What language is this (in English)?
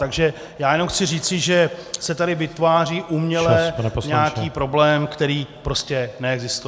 Czech